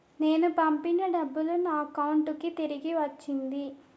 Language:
Telugu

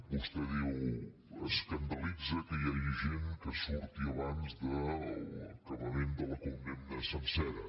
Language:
Catalan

